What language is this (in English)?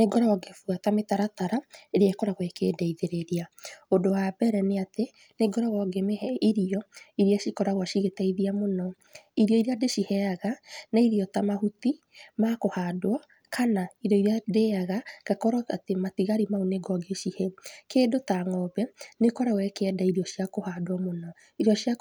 Kikuyu